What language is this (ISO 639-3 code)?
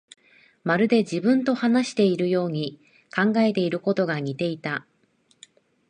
jpn